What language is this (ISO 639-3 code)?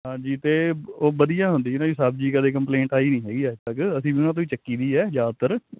pan